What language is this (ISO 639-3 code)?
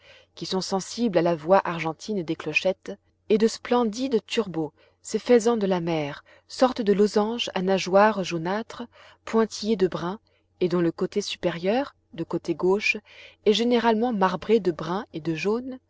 fra